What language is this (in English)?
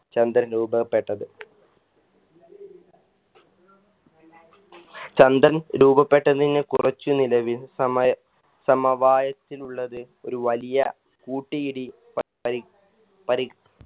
Malayalam